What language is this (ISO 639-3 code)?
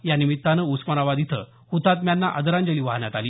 mar